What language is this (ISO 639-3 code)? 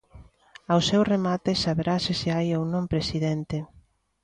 glg